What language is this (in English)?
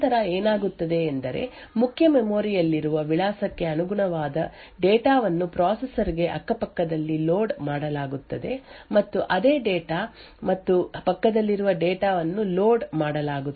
Kannada